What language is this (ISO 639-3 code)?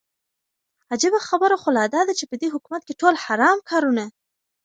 pus